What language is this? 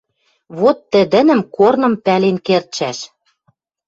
Western Mari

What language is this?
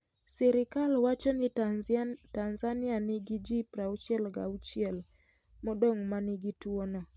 Luo (Kenya and Tanzania)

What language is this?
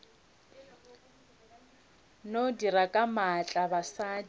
Northern Sotho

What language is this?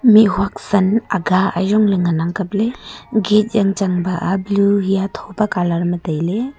Wancho Naga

